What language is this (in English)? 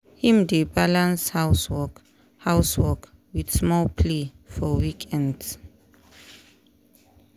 Nigerian Pidgin